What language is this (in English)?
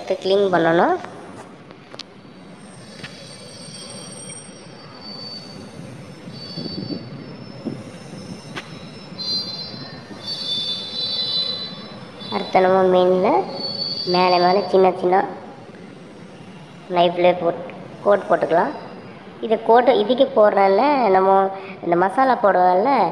Indonesian